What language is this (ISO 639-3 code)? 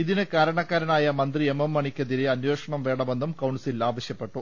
mal